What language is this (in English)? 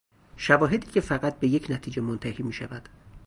Persian